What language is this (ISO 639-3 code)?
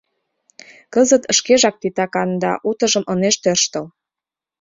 chm